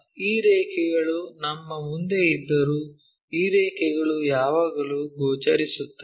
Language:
Kannada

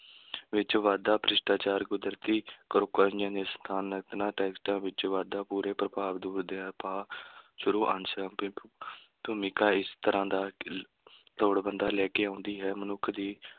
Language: Punjabi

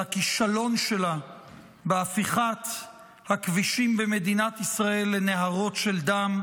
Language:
Hebrew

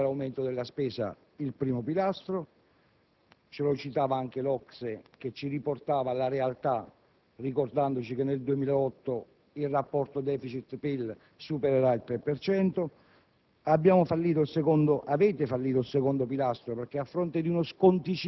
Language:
Italian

